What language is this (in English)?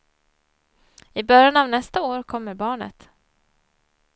Swedish